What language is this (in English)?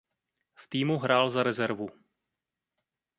Czech